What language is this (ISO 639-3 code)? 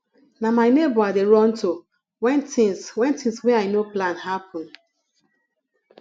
pcm